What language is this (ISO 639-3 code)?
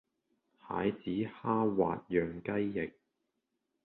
yue